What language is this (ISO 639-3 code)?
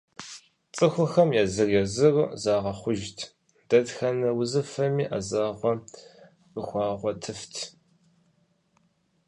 kbd